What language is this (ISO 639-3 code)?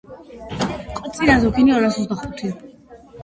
kat